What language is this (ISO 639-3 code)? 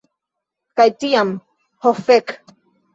epo